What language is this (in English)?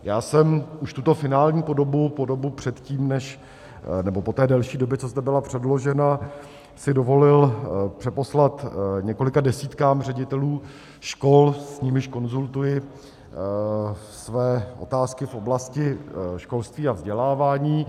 Czech